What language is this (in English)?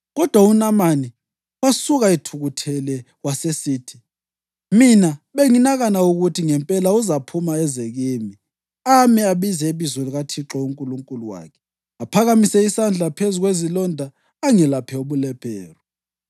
North Ndebele